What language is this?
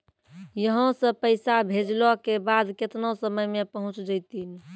Maithili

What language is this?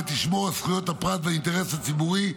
Hebrew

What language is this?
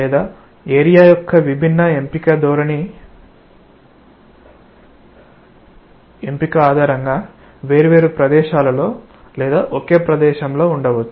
Telugu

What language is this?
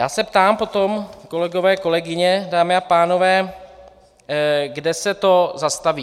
Czech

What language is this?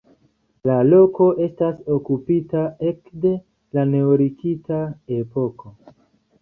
Esperanto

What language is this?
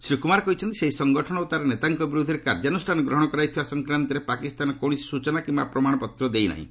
Odia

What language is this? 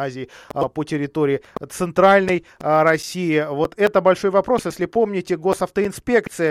Russian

